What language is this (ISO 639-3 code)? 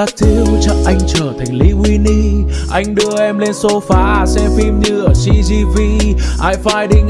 vie